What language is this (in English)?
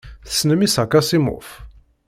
Kabyle